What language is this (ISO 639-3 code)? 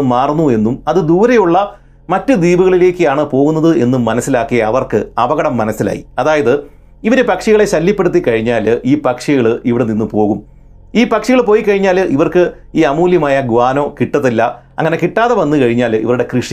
mal